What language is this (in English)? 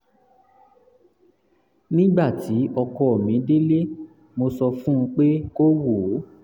Yoruba